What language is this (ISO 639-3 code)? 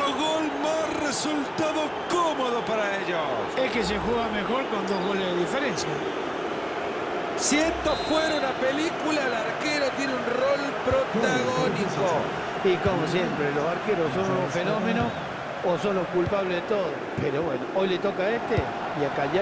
spa